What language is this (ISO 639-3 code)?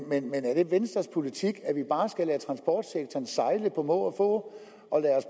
dan